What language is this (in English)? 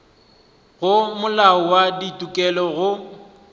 Northern Sotho